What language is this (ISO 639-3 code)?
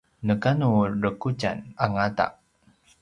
pwn